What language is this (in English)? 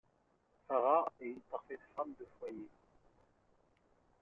French